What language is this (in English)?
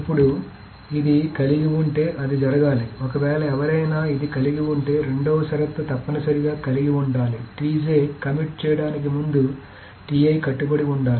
Telugu